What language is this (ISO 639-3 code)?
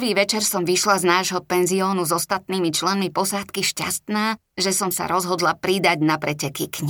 slk